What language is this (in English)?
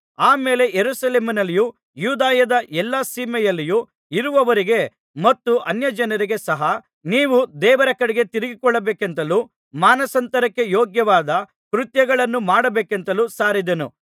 Kannada